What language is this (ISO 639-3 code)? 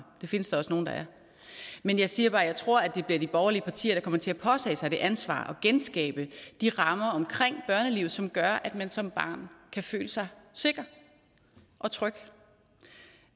dan